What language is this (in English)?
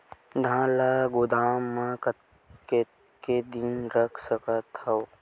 Chhattisgarhi